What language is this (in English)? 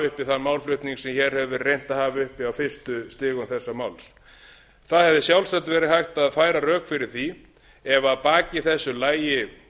Icelandic